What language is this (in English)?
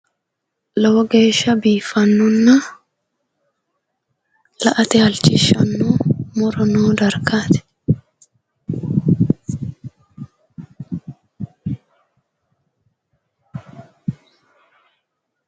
Sidamo